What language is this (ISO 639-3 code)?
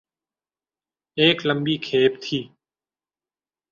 urd